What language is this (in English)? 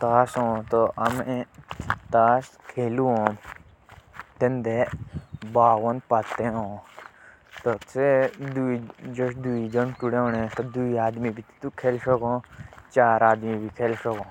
Jaunsari